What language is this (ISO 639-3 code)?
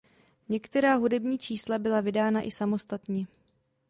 ces